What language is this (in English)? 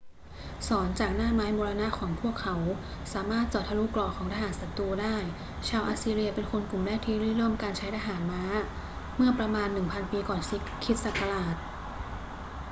Thai